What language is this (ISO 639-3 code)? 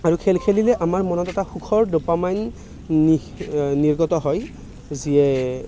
asm